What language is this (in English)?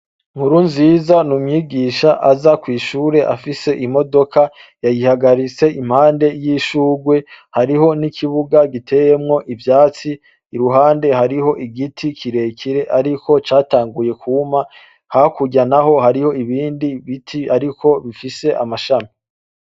Rundi